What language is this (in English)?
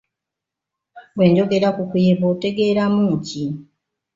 Ganda